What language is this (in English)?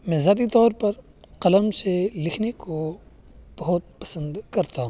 Urdu